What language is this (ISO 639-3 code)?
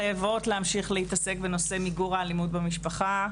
heb